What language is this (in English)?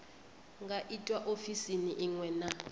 Venda